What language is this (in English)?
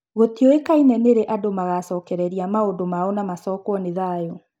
Kikuyu